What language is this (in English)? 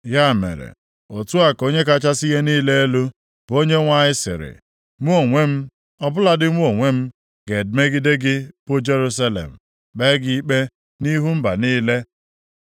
Igbo